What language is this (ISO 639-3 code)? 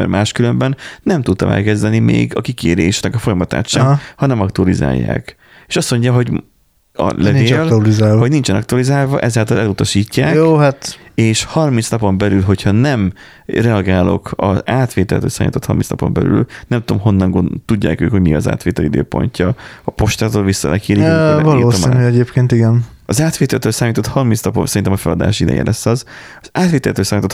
hun